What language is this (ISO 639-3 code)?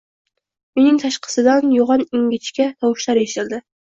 uzb